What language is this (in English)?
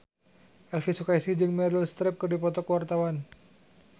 Sundanese